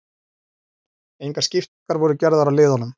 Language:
Icelandic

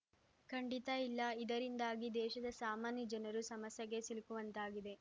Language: Kannada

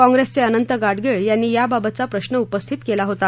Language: Marathi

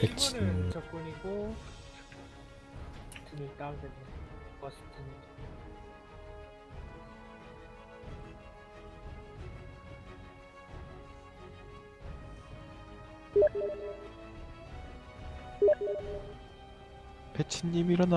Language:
Korean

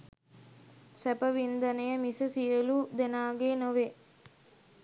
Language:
Sinhala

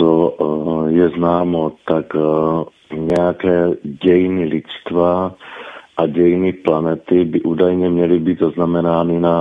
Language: Czech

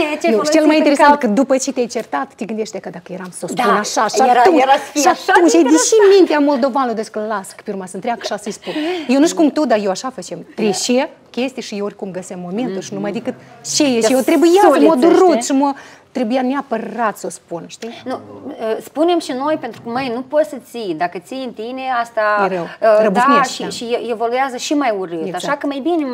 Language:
Romanian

